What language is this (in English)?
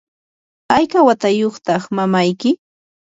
Yanahuanca Pasco Quechua